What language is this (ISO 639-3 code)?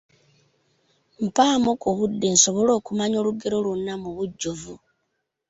lug